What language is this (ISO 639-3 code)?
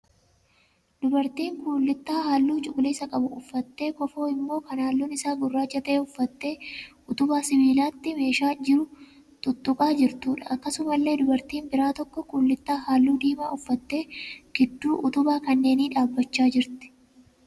orm